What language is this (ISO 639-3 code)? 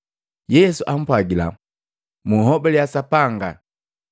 mgv